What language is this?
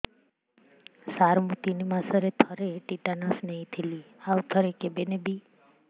Odia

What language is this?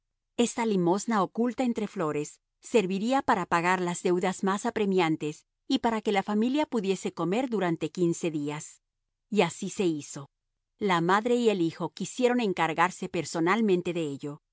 Spanish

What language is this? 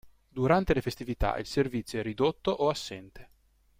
Italian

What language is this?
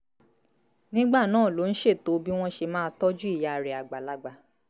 Yoruba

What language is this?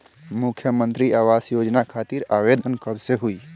Bhojpuri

